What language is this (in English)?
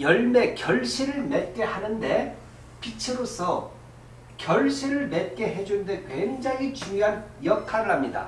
Korean